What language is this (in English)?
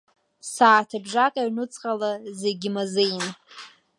Abkhazian